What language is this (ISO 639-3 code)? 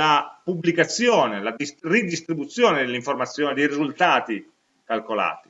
ita